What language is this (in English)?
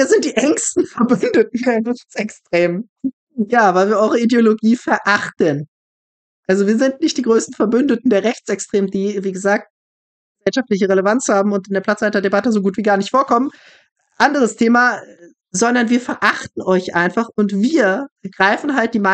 German